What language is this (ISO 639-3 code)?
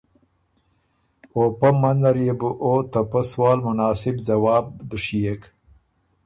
oru